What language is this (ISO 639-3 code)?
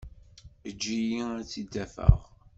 kab